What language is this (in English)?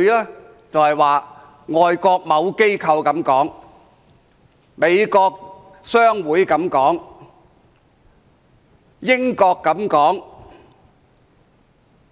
Cantonese